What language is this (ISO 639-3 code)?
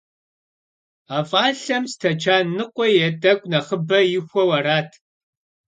kbd